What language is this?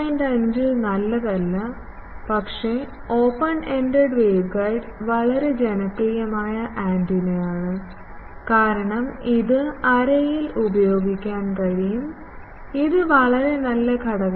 Malayalam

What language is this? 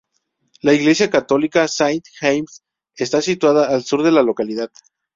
Spanish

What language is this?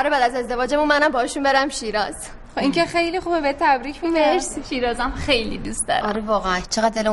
Persian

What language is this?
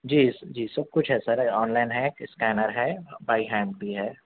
Urdu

